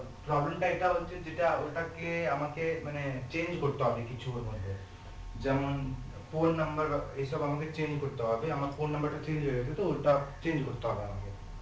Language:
Bangla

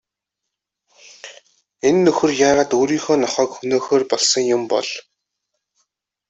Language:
Mongolian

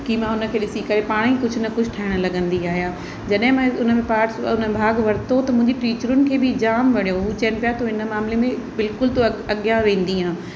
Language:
Sindhi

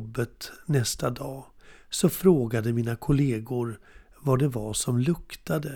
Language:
Swedish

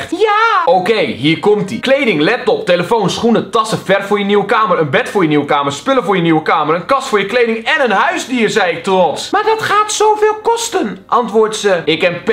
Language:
Dutch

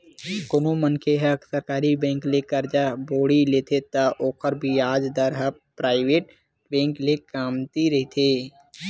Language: Chhattisgarhi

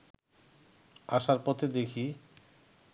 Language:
Bangla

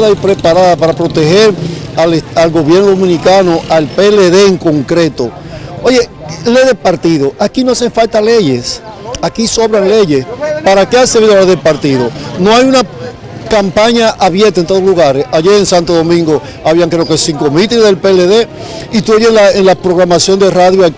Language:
Spanish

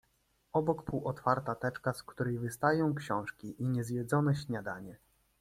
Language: Polish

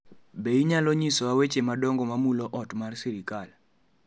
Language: Luo (Kenya and Tanzania)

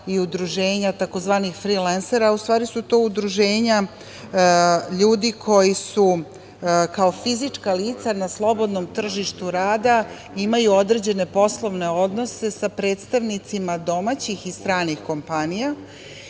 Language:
Serbian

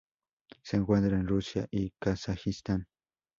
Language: Spanish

